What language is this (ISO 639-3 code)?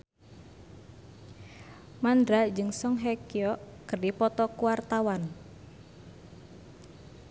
sun